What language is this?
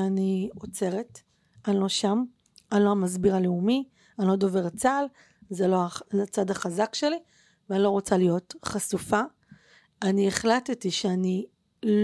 Hebrew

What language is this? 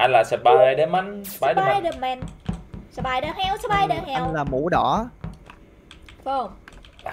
Vietnamese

